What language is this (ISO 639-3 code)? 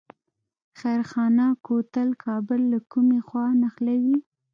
pus